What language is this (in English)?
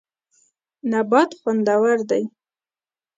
Pashto